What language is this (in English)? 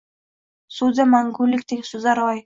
Uzbek